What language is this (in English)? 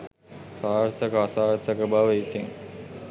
Sinhala